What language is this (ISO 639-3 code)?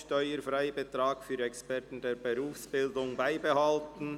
gsw